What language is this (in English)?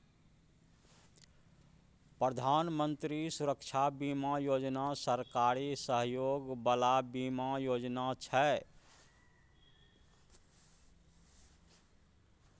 Maithili